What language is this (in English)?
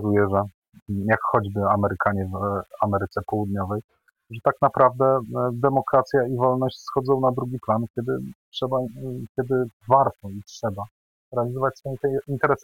Polish